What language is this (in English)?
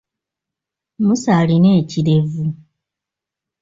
Ganda